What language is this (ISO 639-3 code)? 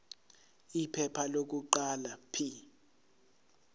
zul